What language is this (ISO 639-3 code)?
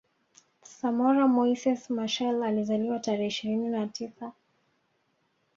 swa